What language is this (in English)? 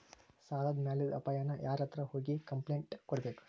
Kannada